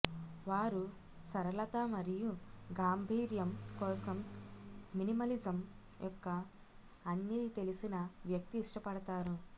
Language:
Telugu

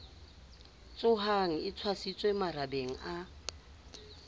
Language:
Southern Sotho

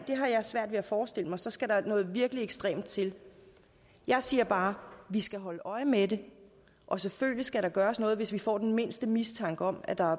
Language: Danish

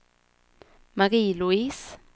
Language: Swedish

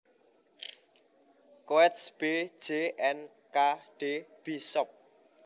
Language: Javanese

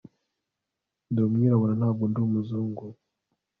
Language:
Kinyarwanda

